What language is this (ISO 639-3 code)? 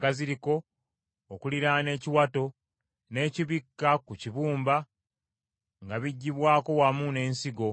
lug